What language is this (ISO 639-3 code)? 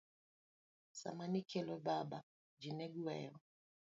luo